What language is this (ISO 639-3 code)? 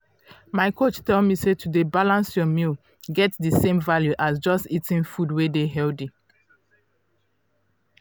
pcm